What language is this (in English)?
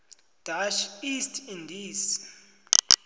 South Ndebele